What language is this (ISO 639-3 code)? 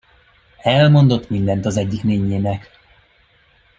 hun